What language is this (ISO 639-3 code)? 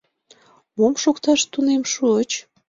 chm